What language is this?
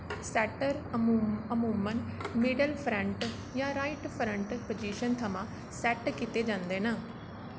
Dogri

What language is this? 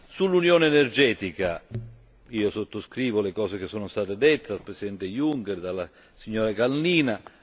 Italian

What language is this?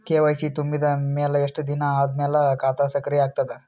Kannada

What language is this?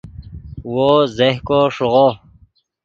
Yidgha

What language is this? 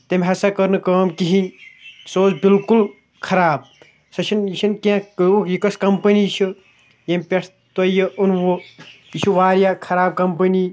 Kashmiri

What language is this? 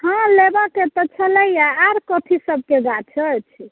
Maithili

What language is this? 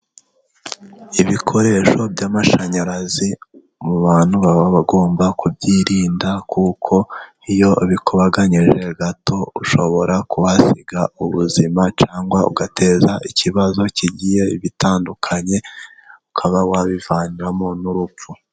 Kinyarwanda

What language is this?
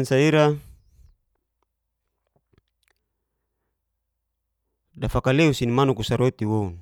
Geser-Gorom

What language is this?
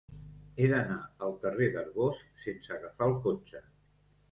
Catalan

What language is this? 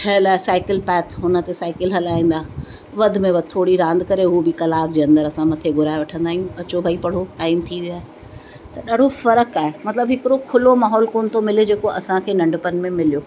Sindhi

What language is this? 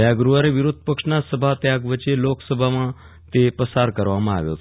Gujarati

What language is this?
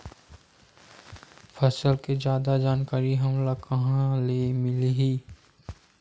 Chhattisgarhi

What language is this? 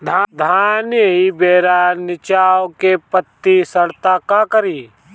Bhojpuri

